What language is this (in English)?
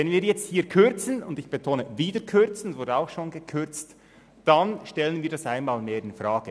Swiss German